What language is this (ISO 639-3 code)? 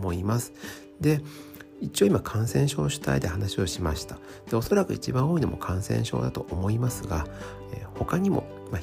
jpn